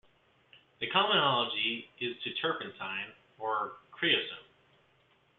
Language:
English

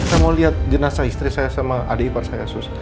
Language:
Indonesian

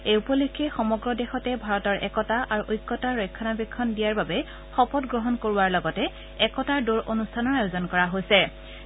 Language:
Assamese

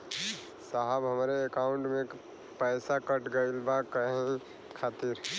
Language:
Bhojpuri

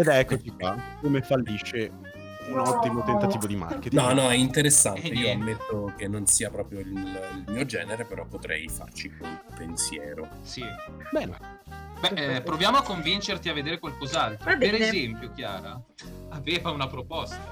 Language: Italian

